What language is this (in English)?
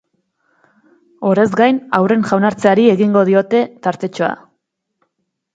Basque